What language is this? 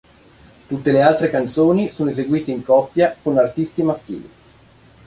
Italian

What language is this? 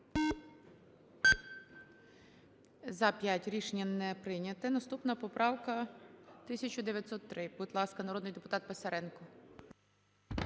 Ukrainian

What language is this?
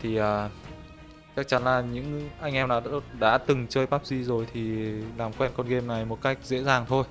Vietnamese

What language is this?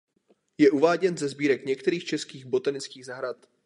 Czech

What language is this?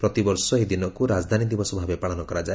Odia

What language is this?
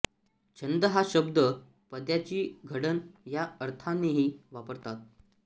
Marathi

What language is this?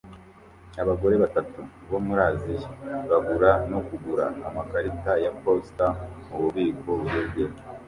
Kinyarwanda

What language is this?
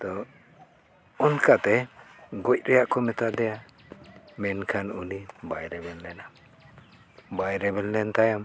Santali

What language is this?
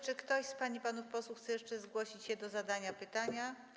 Polish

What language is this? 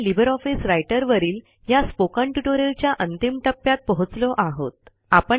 Marathi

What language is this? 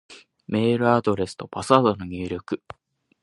Japanese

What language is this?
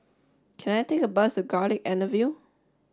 English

